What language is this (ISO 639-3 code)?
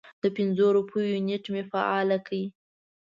pus